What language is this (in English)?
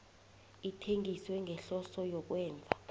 South Ndebele